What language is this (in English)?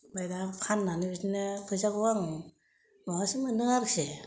Bodo